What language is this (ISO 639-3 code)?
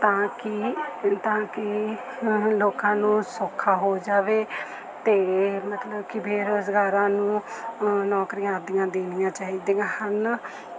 pan